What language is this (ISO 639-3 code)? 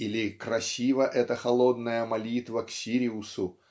rus